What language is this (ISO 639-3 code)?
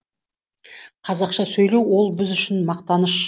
kaz